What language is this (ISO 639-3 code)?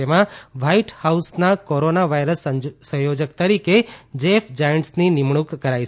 guj